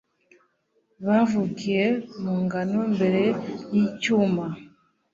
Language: Kinyarwanda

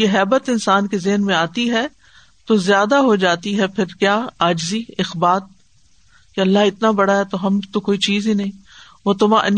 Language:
Urdu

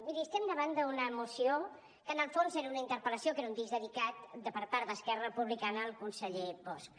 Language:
Catalan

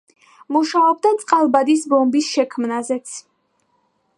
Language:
Georgian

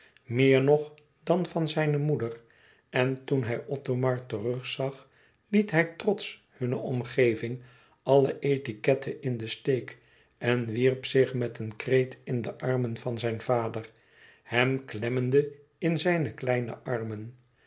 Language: Dutch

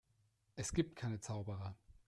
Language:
German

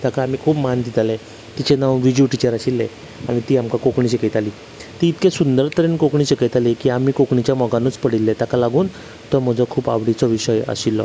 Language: Konkani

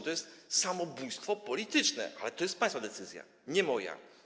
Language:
Polish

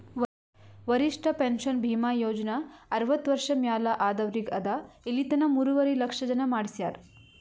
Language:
Kannada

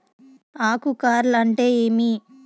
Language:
Telugu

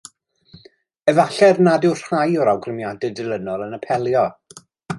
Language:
Welsh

